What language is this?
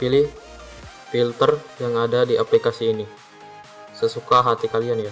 Indonesian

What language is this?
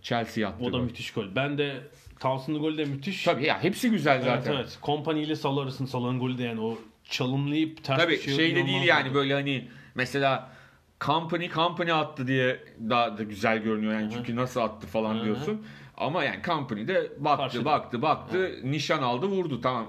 Turkish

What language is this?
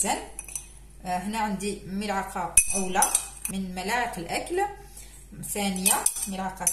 Arabic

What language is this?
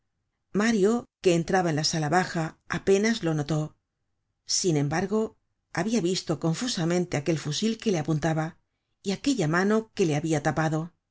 Spanish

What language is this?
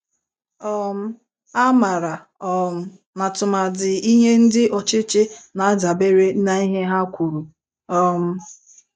Igbo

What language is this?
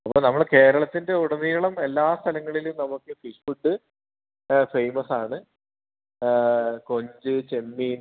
Malayalam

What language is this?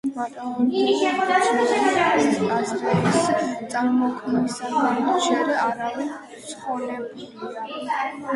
Georgian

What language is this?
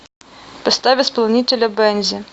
Russian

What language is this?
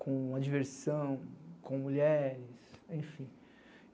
Portuguese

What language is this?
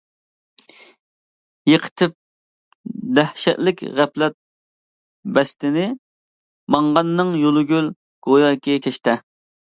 Uyghur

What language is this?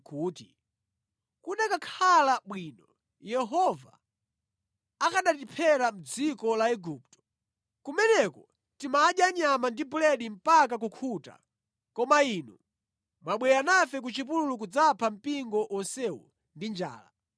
Nyanja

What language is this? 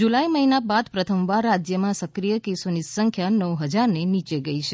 Gujarati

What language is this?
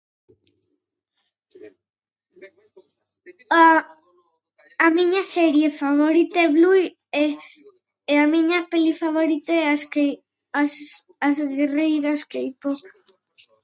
Galician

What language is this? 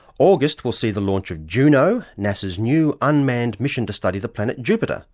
English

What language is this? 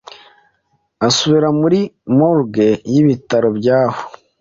Kinyarwanda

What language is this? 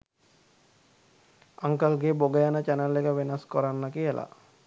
Sinhala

